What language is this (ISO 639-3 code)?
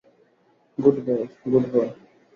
ben